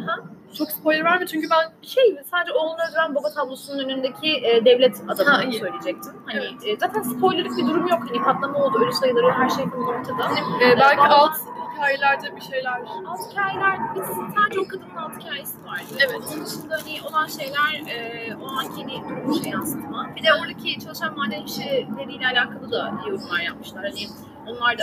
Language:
Turkish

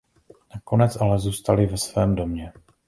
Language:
Czech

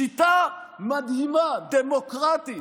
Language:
Hebrew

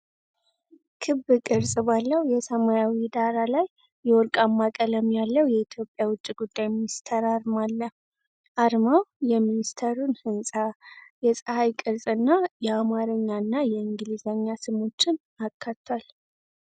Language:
Amharic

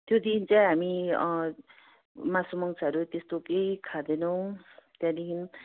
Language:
Nepali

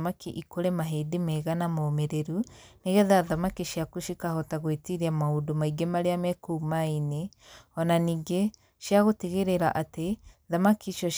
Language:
Kikuyu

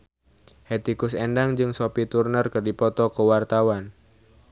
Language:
Sundanese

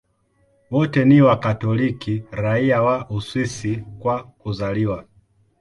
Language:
Swahili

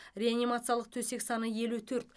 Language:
Kazakh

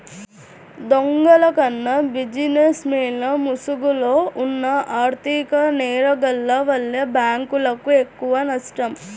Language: Telugu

